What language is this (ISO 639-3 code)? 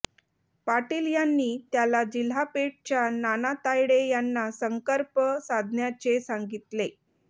mar